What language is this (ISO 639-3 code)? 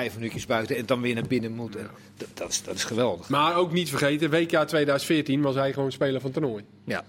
nld